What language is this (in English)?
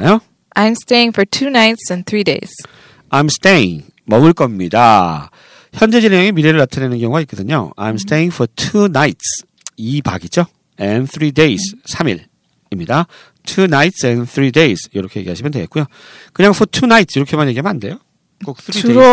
Korean